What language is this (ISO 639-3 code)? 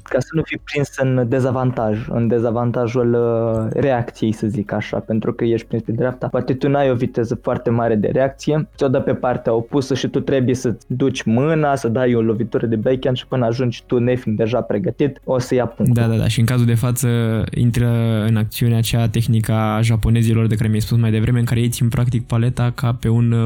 ron